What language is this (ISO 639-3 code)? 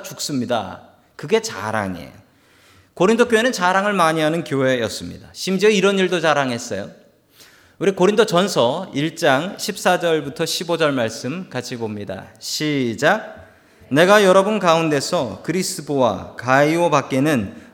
kor